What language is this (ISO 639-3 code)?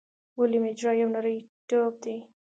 pus